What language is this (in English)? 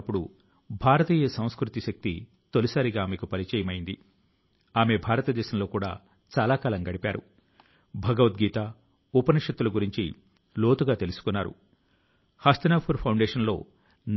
Telugu